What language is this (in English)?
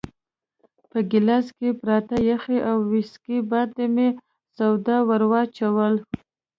Pashto